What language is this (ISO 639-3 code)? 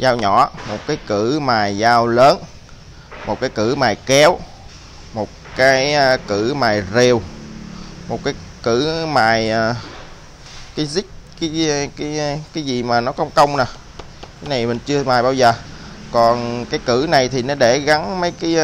vie